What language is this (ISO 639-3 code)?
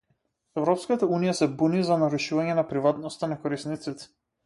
mkd